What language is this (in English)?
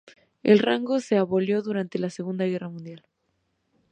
Spanish